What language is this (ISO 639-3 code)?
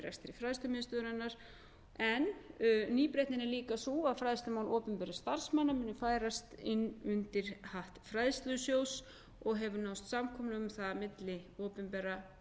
isl